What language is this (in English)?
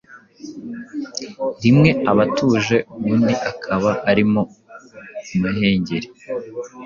Kinyarwanda